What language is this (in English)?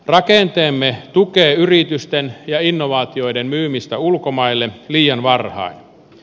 Finnish